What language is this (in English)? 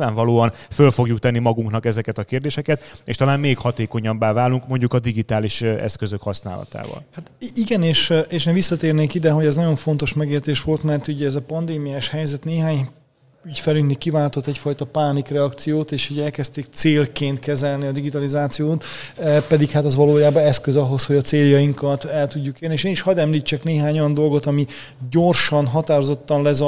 Hungarian